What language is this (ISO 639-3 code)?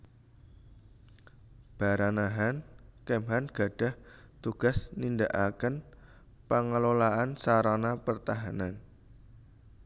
jav